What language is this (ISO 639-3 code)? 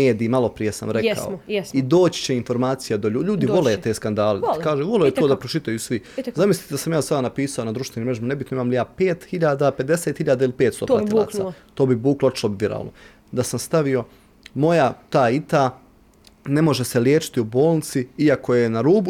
hrv